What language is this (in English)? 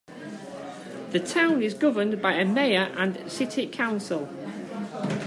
English